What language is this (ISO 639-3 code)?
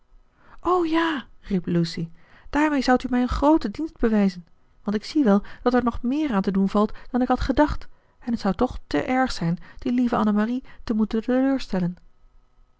nld